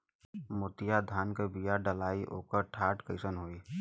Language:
Bhojpuri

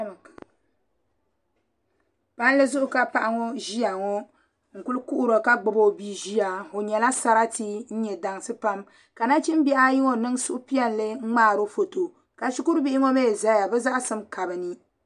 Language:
Dagbani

